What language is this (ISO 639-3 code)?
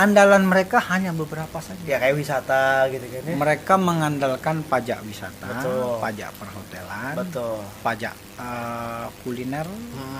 ind